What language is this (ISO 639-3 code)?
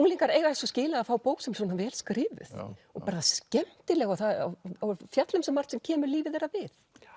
isl